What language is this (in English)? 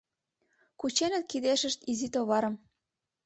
Mari